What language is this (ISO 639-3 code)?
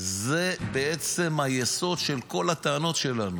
heb